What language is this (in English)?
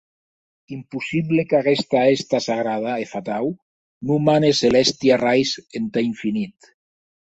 Occitan